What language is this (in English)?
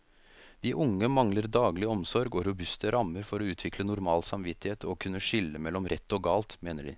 Norwegian